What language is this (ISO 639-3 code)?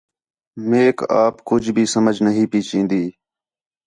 xhe